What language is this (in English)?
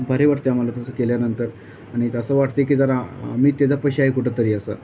Marathi